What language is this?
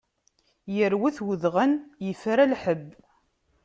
Kabyle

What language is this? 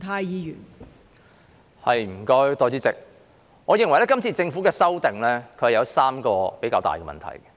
Cantonese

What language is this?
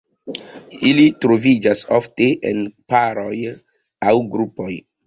Esperanto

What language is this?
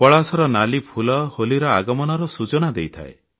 Odia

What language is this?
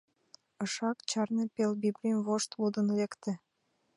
Mari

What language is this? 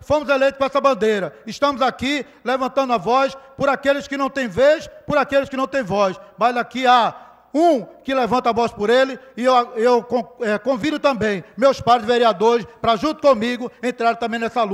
Portuguese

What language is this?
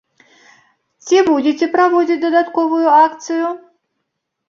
Belarusian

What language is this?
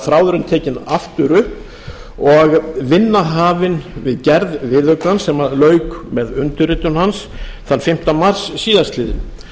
Icelandic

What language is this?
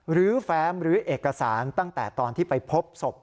Thai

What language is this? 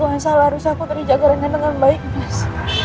Indonesian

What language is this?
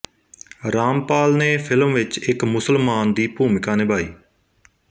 Punjabi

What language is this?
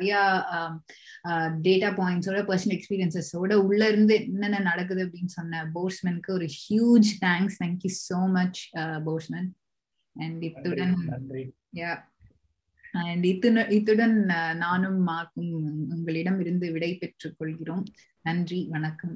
Tamil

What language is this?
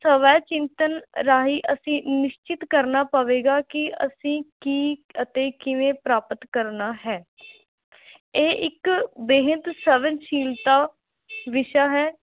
Punjabi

